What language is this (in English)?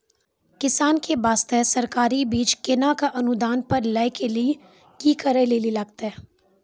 Maithili